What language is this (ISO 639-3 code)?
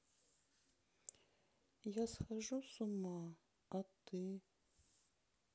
rus